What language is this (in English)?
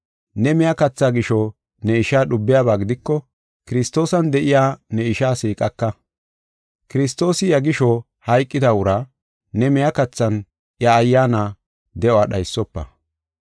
Gofa